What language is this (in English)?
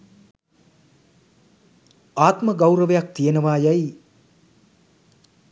Sinhala